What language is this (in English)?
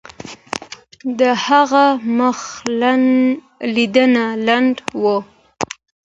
Pashto